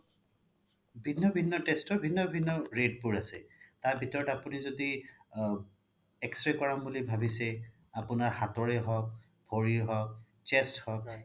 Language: Assamese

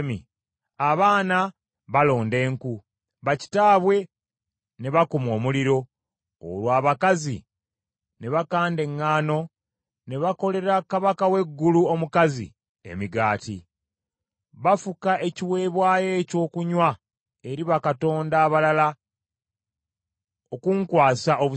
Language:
Ganda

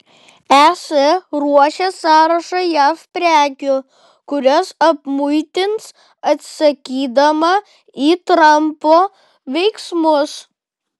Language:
Lithuanian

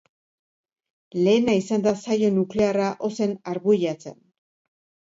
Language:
Basque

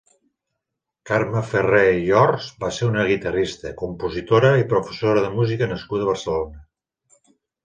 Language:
Catalan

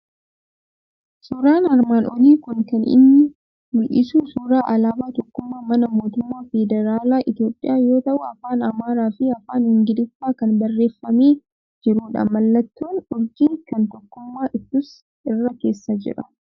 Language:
Oromo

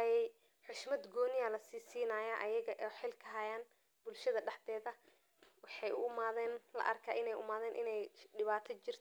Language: Somali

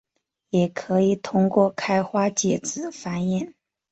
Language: Chinese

